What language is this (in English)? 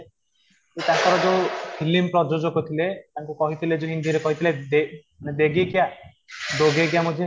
Odia